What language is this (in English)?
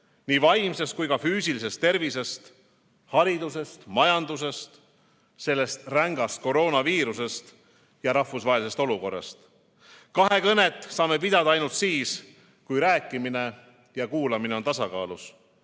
Estonian